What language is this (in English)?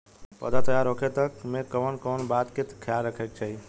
Bhojpuri